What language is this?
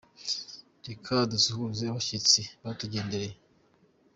Kinyarwanda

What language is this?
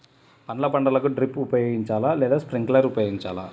Telugu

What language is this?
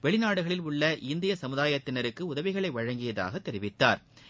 Tamil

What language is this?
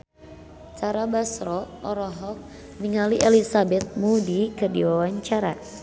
Sundanese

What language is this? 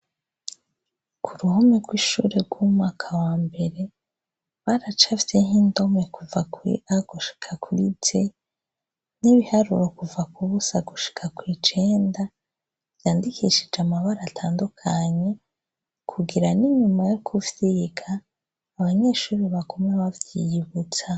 Rundi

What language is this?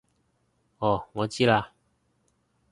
Cantonese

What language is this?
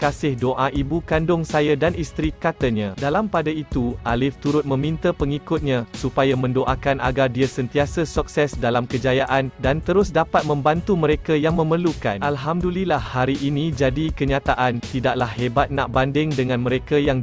Malay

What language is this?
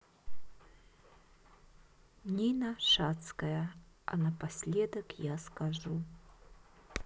Russian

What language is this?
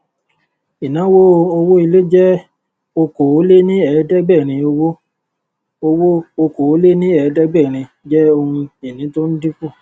Yoruba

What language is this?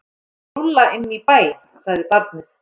Icelandic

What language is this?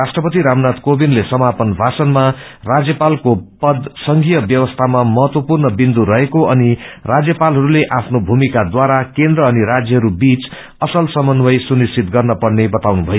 Nepali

